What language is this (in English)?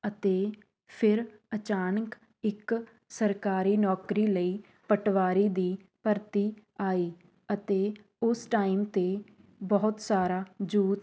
Punjabi